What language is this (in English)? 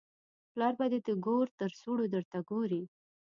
Pashto